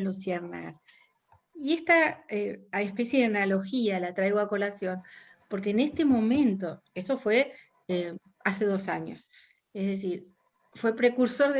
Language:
Spanish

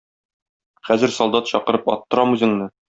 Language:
Tatar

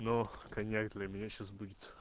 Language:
Russian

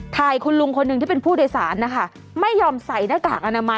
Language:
Thai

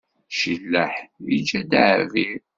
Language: Kabyle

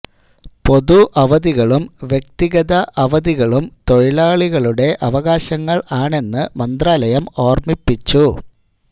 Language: Malayalam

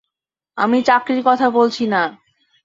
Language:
Bangla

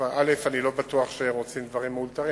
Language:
Hebrew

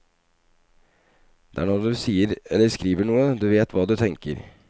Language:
Norwegian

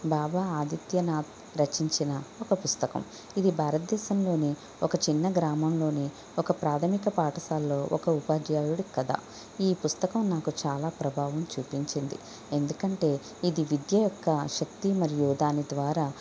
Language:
Telugu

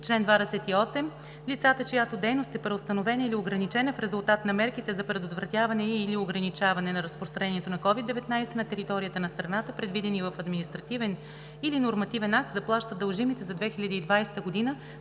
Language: Bulgarian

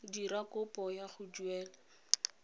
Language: Tswana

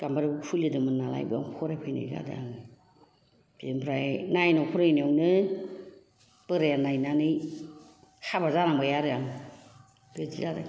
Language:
Bodo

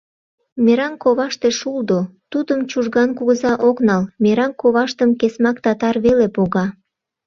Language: Mari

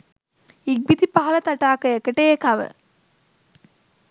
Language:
Sinhala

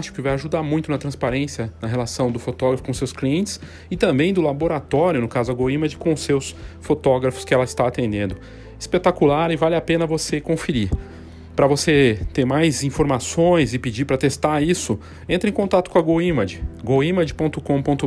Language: Portuguese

